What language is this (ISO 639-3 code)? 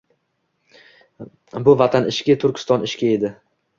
uzb